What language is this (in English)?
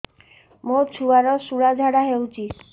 Odia